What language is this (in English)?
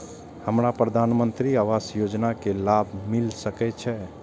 Maithili